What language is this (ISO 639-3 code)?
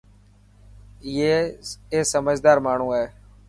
mki